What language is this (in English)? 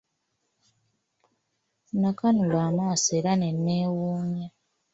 Ganda